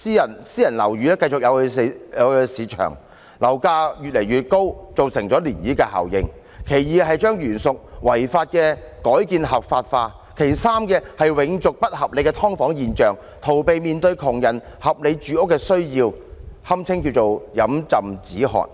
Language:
Cantonese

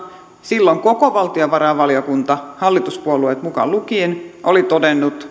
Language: Finnish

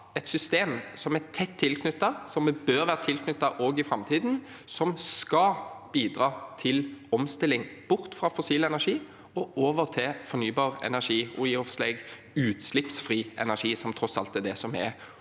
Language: Norwegian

